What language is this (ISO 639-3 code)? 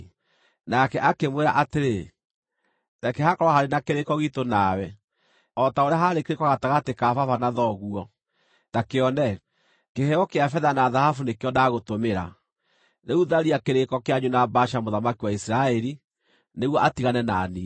kik